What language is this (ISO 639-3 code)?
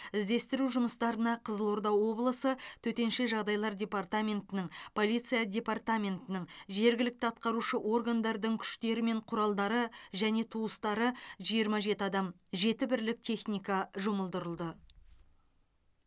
kaz